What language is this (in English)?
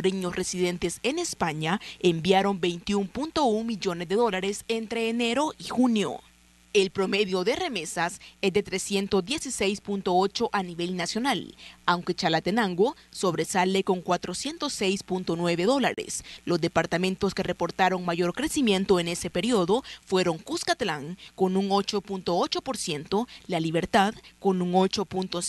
Spanish